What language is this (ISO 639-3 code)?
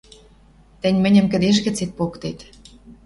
mrj